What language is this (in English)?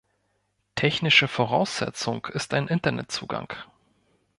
German